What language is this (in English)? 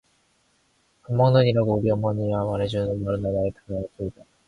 Korean